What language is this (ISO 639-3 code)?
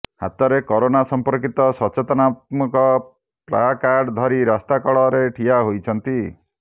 ori